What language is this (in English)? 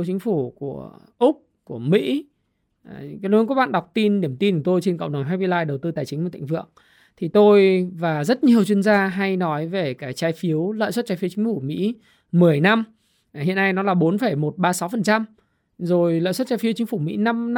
Vietnamese